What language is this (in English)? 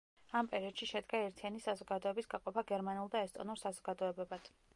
Georgian